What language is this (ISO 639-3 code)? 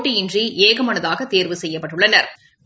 tam